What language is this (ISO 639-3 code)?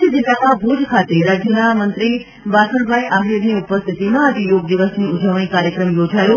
guj